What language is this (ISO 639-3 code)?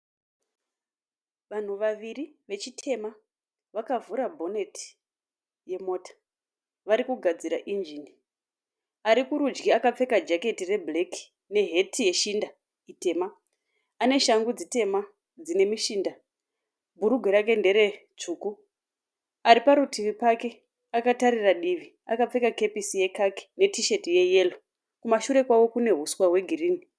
sna